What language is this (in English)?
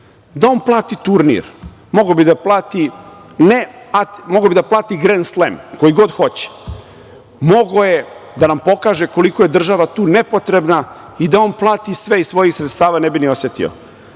Serbian